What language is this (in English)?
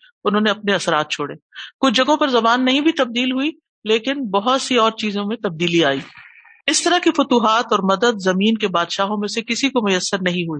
Urdu